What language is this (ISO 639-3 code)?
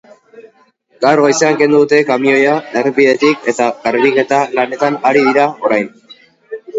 eus